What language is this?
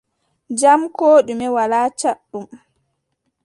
Adamawa Fulfulde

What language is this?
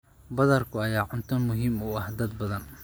Somali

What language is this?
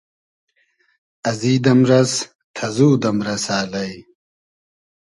Hazaragi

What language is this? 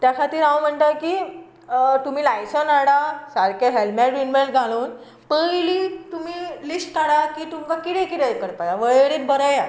Konkani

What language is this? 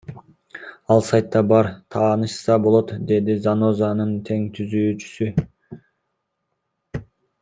Kyrgyz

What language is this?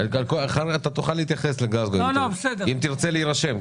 Hebrew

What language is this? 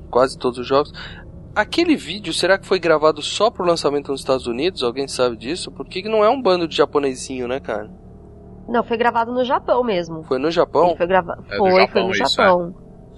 Portuguese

